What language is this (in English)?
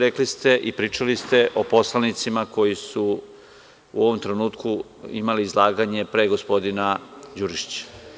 Serbian